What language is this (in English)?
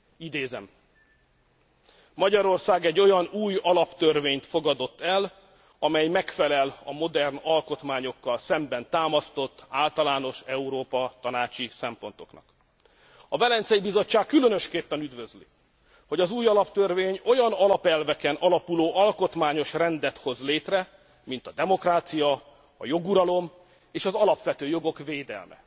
Hungarian